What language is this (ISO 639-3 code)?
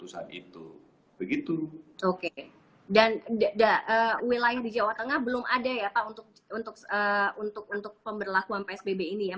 ind